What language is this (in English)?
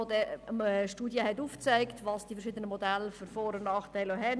Swiss German